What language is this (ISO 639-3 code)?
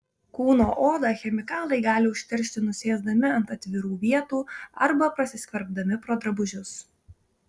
lit